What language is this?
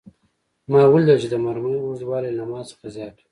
Pashto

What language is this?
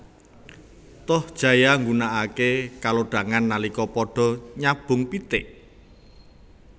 Javanese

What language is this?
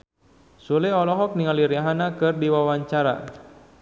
Sundanese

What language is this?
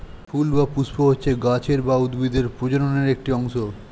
Bangla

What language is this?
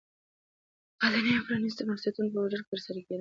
Pashto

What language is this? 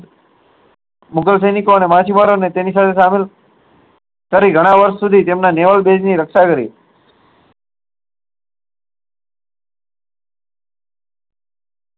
Gujarati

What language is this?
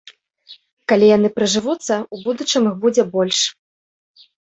Belarusian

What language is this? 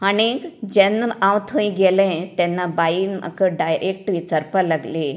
Konkani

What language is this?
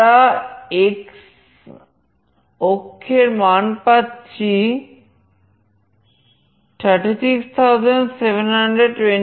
Bangla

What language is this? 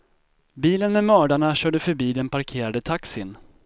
Swedish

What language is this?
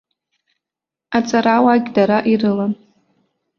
Abkhazian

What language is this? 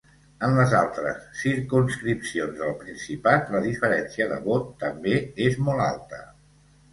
Catalan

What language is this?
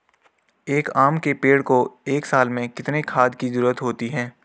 Hindi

